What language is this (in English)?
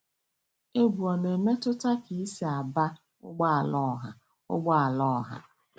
Igbo